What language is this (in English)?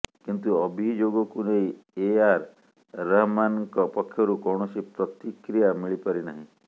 Odia